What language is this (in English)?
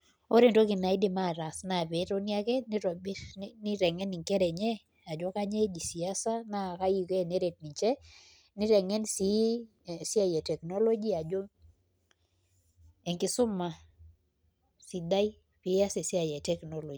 Masai